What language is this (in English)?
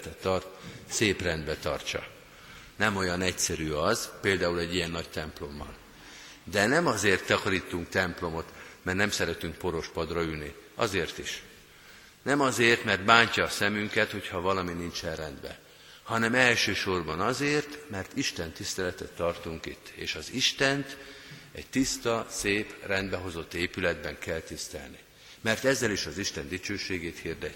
Hungarian